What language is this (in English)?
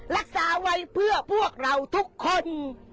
Thai